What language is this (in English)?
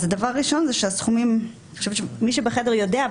Hebrew